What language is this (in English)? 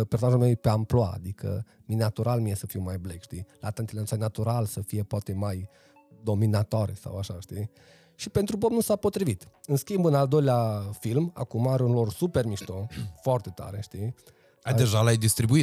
Romanian